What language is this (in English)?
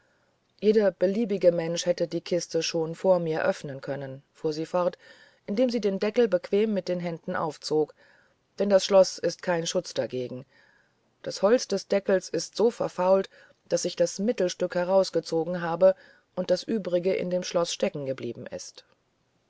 German